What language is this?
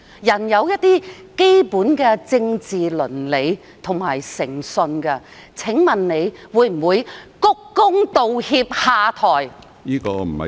Cantonese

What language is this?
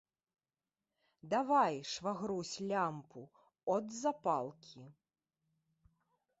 Belarusian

